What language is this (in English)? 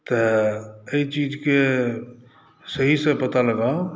Maithili